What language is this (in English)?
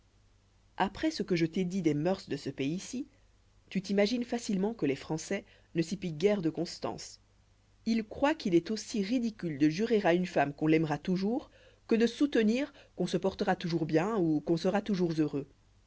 French